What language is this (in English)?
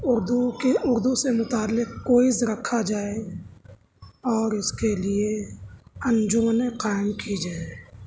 Urdu